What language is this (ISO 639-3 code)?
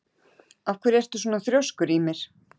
isl